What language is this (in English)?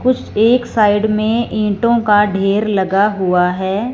Hindi